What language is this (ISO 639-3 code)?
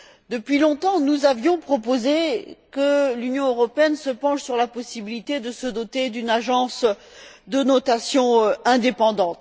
fra